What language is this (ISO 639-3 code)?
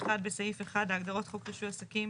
heb